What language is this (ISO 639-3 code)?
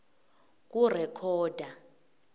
ssw